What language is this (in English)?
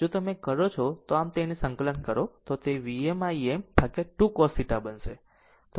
Gujarati